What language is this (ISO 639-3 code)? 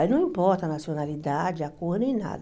por